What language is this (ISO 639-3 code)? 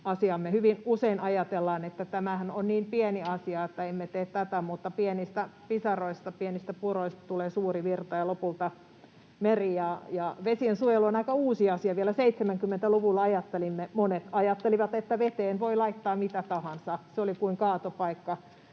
fin